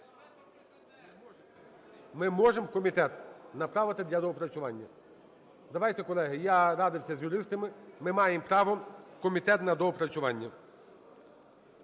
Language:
Ukrainian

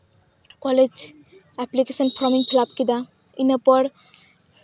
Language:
Santali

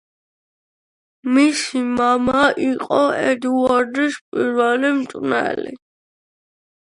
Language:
Georgian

